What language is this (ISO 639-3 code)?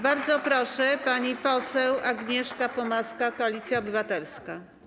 pol